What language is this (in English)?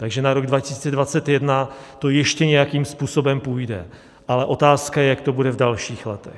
Czech